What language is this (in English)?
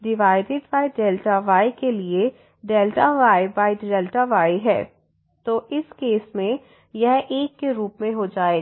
Hindi